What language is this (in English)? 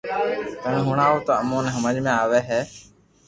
Loarki